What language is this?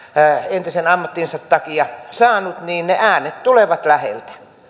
Finnish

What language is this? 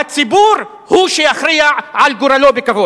Hebrew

